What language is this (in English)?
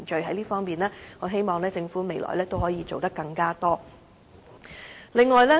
Cantonese